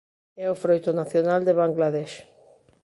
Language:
Galician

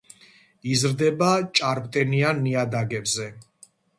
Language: Georgian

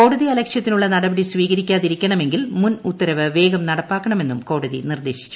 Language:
Malayalam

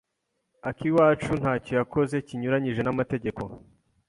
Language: Kinyarwanda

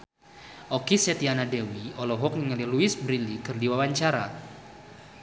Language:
Sundanese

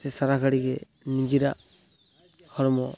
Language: Santali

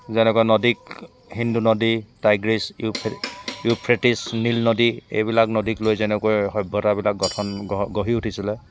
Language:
Assamese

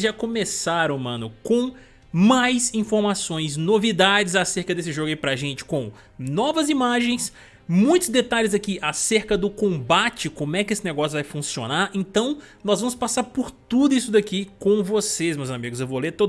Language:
Portuguese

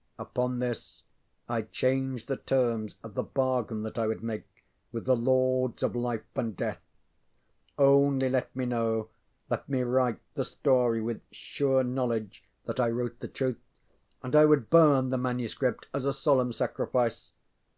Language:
English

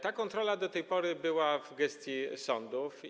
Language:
Polish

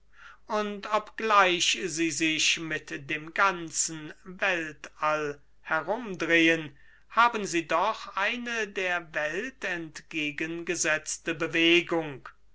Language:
German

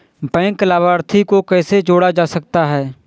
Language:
Hindi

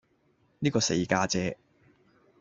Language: Cantonese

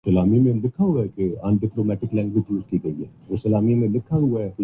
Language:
Urdu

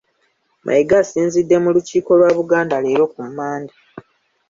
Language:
Ganda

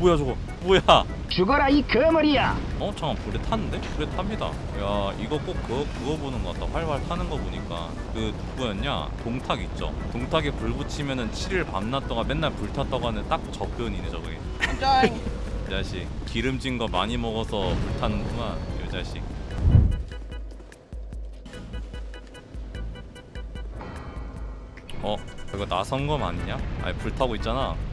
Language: Korean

